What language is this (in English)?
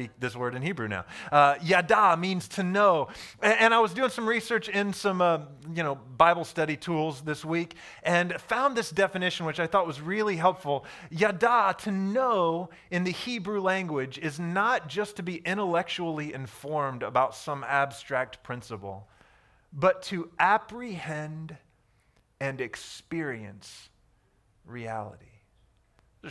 English